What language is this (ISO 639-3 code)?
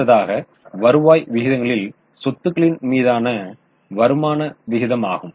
tam